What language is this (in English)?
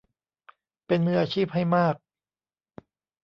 Thai